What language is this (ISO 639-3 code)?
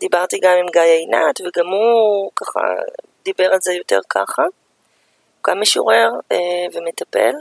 heb